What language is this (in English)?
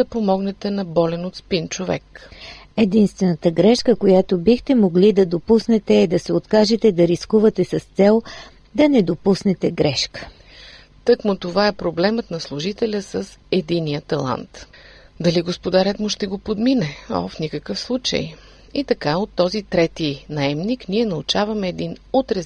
Bulgarian